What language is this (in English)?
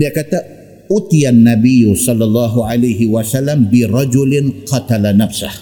Malay